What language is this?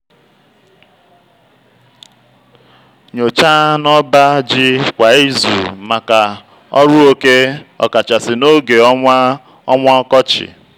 Igbo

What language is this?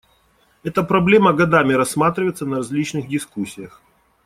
Russian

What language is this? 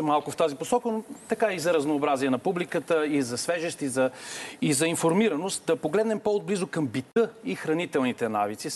Bulgarian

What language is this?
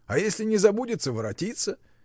Russian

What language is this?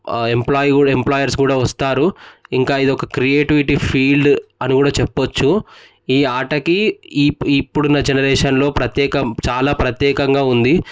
Telugu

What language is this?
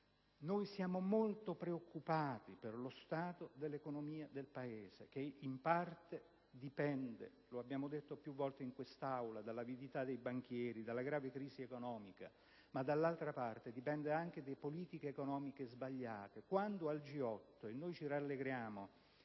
Italian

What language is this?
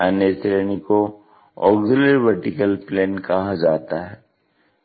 Hindi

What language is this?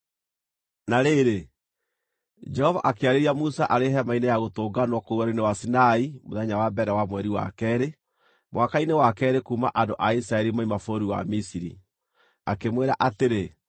Kikuyu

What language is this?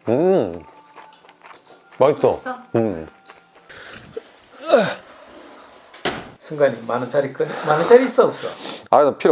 Korean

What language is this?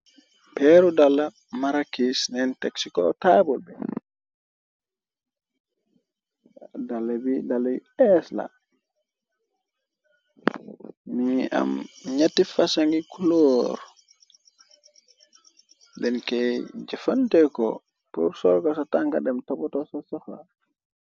Wolof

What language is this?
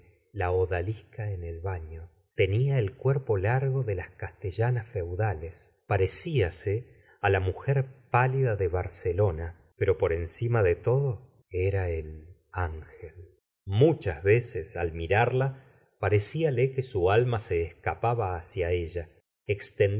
Spanish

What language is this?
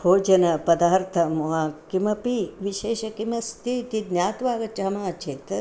Sanskrit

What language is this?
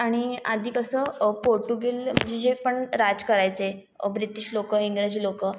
Marathi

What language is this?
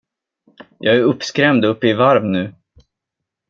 Swedish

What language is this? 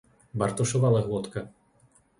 Slovak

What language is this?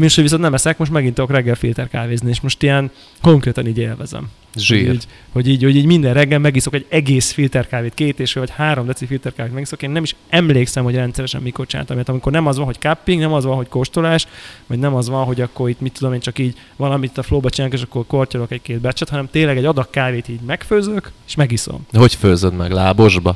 Hungarian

